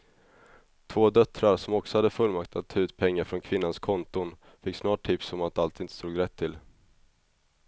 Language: Swedish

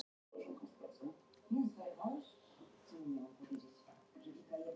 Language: Icelandic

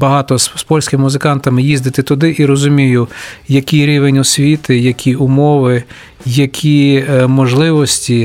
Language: Ukrainian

